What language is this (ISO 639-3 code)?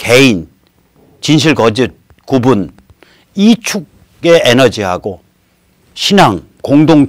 kor